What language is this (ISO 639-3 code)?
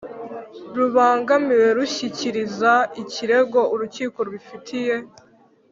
kin